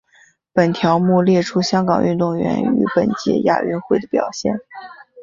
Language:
Chinese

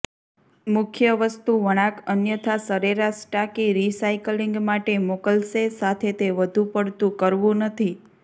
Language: Gujarati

